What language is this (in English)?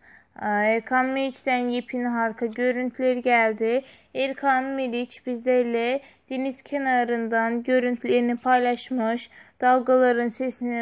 Turkish